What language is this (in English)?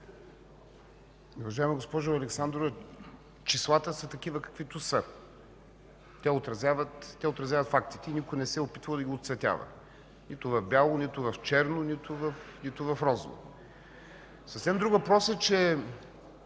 Bulgarian